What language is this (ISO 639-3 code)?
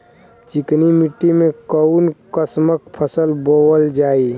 bho